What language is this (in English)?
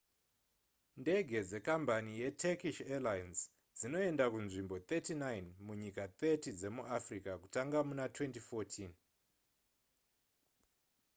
Shona